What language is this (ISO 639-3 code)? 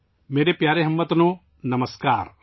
urd